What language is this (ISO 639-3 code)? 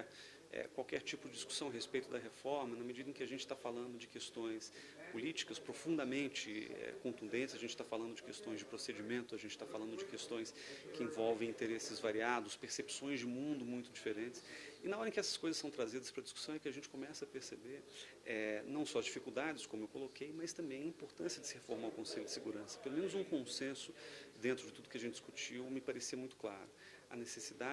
por